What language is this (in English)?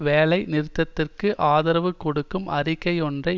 Tamil